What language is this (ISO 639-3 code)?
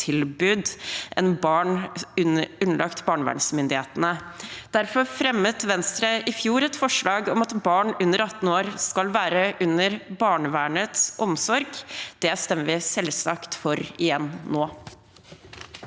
nor